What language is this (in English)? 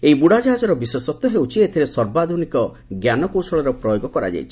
Odia